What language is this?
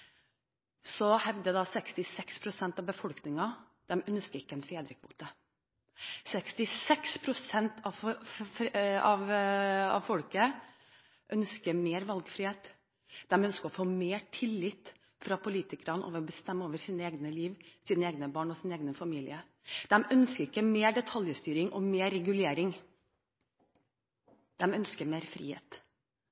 Norwegian Bokmål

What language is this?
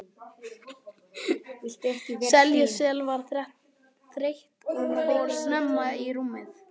Icelandic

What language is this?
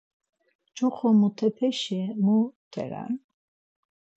Laz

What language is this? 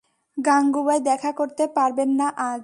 Bangla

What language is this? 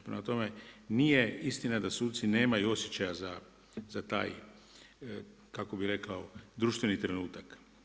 Croatian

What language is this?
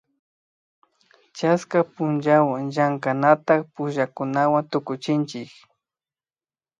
Imbabura Highland Quichua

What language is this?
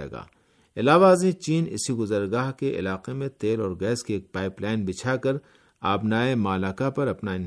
Urdu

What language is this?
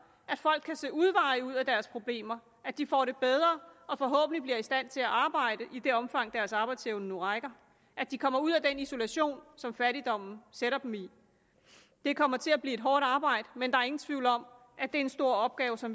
Danish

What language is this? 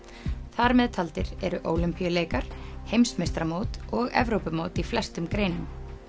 Icelandic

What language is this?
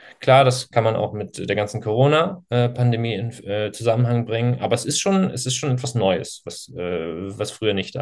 German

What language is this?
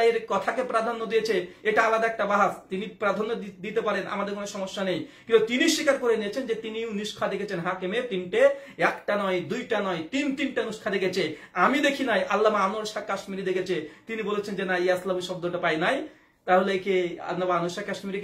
Dutch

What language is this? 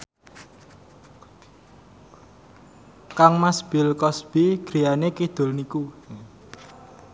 Javanese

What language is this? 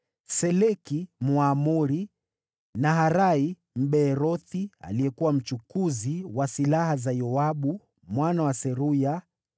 Swahili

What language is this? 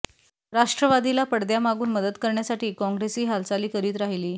Marathi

